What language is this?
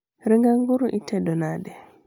Luo (Kenya and Tanzania)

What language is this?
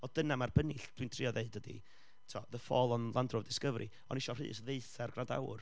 Welsh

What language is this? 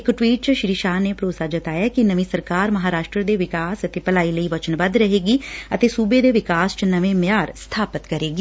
Punjabi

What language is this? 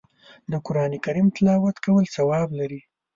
Pashto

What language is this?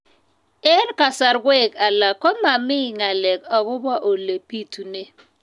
Kalenjin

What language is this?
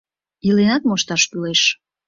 Mari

